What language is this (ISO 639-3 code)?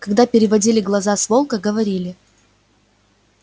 rus